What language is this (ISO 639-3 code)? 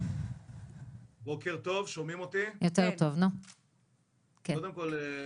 heb